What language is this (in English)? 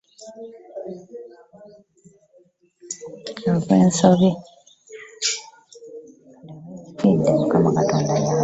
Ganda